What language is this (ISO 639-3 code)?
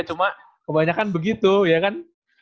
ind